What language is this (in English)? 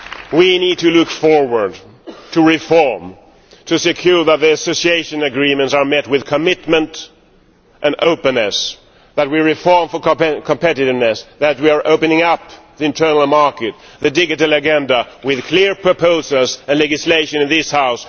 English